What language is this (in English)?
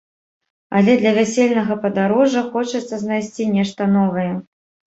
Belarusian